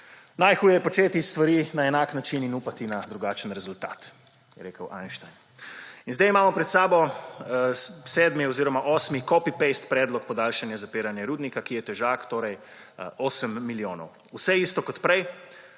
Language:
Slovenian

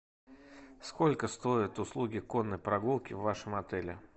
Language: Russian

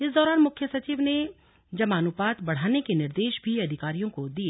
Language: Hindi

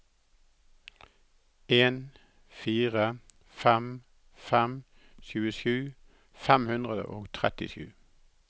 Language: Norwegian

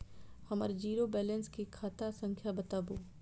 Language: Maithili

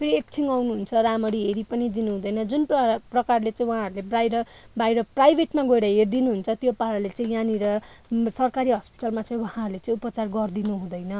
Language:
Nepali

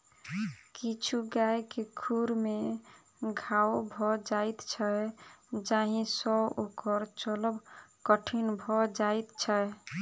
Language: Maithili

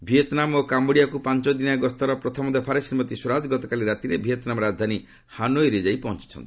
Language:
Odia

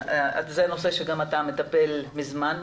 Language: Hebrew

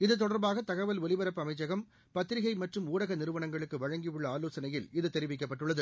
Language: Tamil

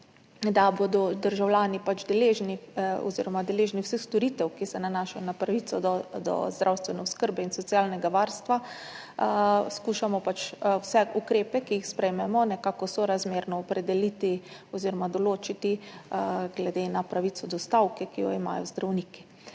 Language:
Slovenian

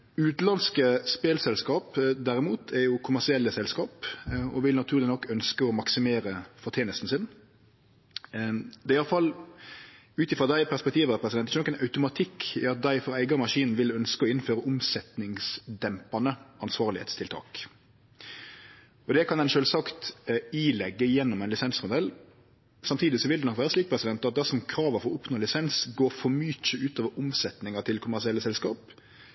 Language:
Norwegian Nynorsk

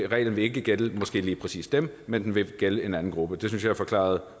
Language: Danish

